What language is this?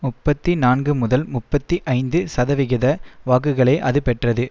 Tamil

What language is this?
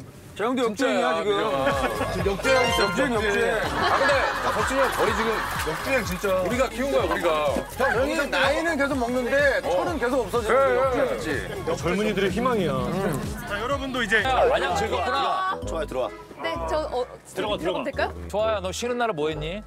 Korean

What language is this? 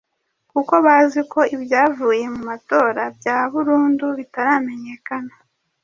Kinyarwanda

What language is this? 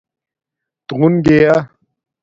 Domaaki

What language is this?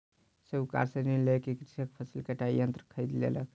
Maithili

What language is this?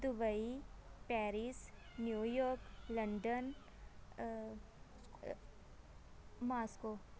Punjabi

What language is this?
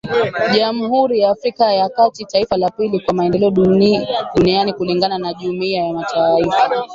Swahili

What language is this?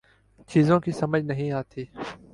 Urdu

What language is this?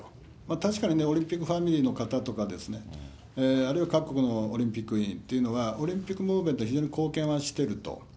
Japanese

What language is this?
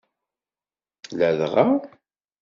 Kabyle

